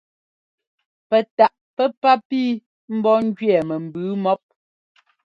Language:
Ngomba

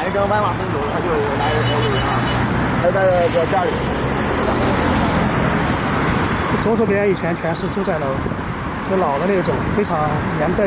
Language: Chinese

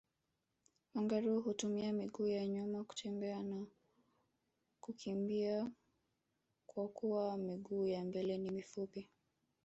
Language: Swahili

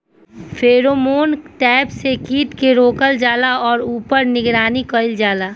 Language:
Bhojpuri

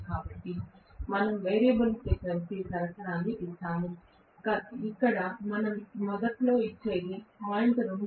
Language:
Telugu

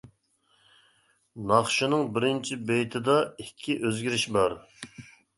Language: Uyghur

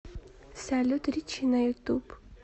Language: Russian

